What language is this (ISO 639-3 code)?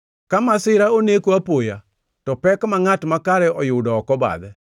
luo